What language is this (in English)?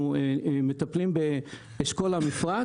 Hebrew